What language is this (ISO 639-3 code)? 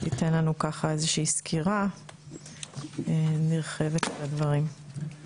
heb